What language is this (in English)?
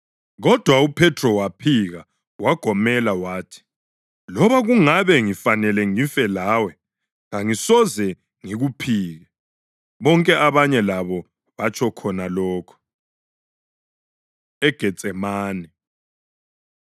North Ndebele